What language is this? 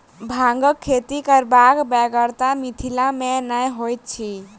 Maithili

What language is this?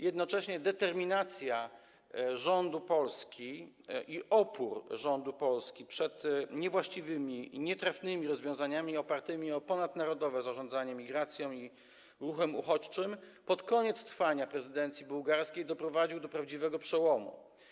Polish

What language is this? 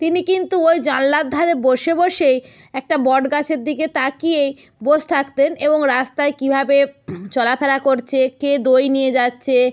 Bangla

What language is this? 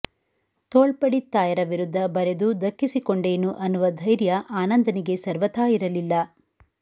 Kannada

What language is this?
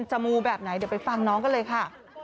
Thai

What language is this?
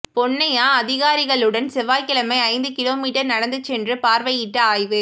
Tamil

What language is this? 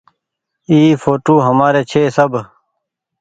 Goaria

